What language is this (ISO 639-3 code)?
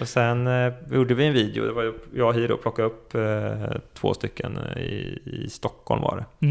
swe